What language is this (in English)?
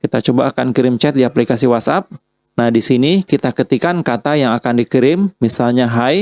Indonesian